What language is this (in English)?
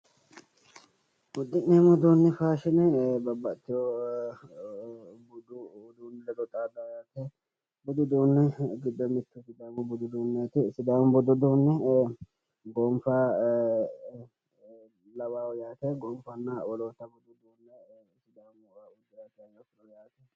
Sidamo